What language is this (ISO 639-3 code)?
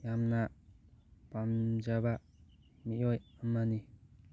mni